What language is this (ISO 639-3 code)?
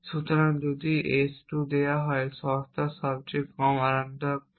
ben